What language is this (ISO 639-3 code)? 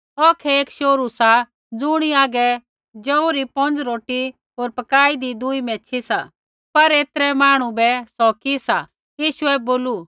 kfx